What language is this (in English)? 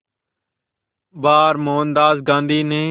Hindi